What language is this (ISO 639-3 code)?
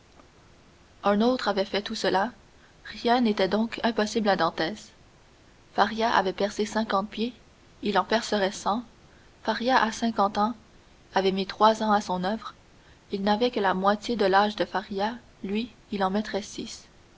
fra